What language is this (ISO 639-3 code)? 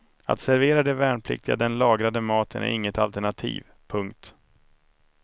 swe